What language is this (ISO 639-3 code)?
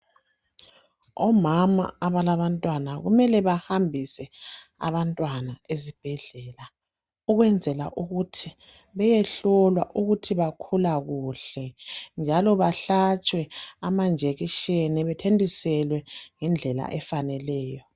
nde